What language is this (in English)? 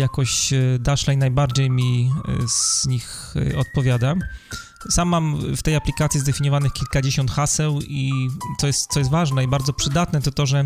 Polish